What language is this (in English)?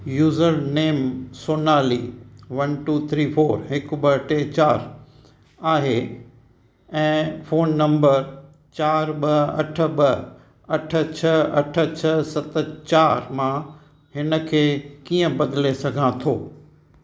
Sindhi